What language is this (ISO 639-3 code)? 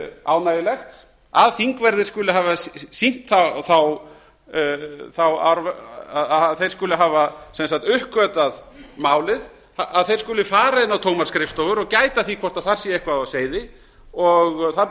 isl